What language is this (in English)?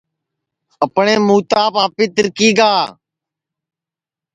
Sansi